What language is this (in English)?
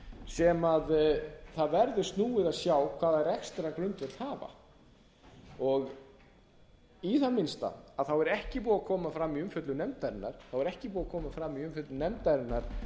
Icelandic